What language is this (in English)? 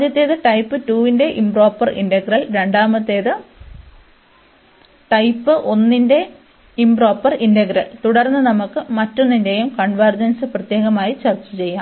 Malayalam